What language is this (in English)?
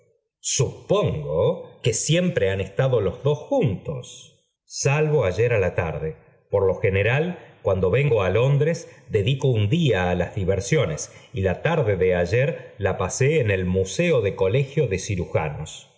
Spanish